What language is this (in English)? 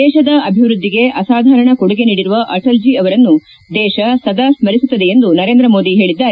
Kannada